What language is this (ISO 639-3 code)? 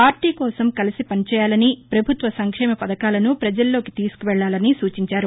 tel